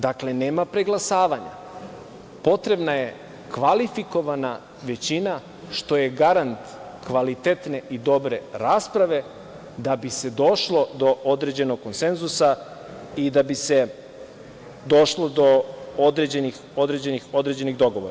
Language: Serbian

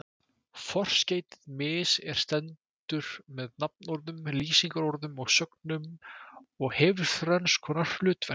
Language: Icelandic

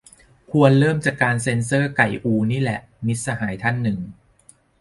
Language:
Thai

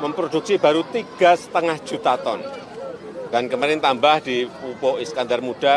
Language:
Indonesian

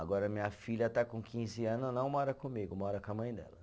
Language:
Portuguese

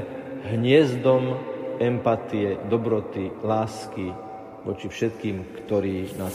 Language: Slovak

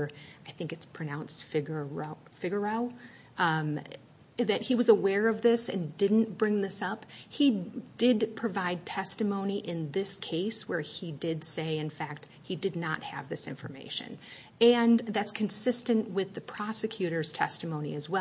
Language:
English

